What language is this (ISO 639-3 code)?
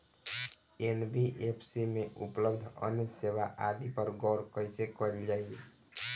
bho